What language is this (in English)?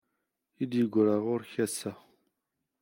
Kabyle